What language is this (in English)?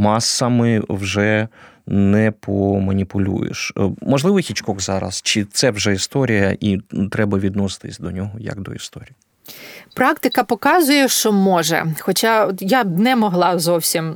Ukrainian